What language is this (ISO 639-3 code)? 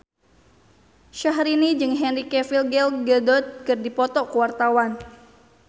sun